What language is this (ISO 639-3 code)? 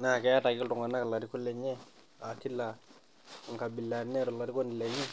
mas